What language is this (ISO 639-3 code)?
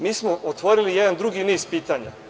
srp